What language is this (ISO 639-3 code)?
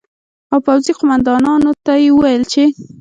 pus